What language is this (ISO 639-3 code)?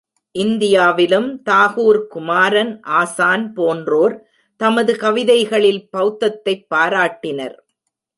tam